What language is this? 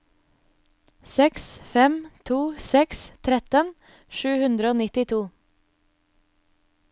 Norwegian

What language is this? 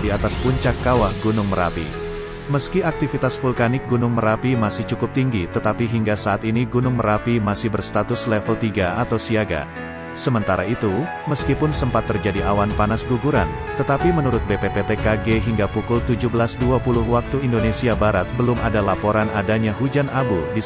Indonesian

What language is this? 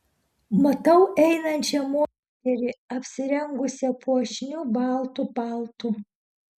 Lithuanian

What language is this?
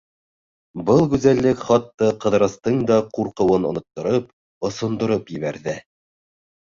Bashkir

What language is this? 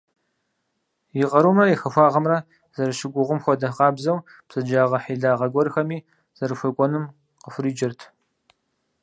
Kabardian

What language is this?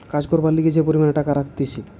Bangla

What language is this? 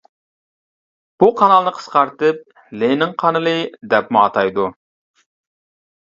Uyghur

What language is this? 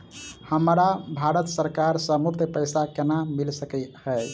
Maithili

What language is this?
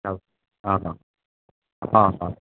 Konkani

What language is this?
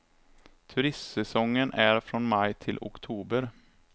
Swedish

